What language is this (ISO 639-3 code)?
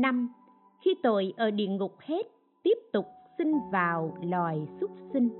vie